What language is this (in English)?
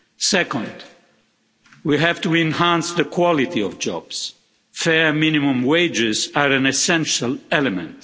English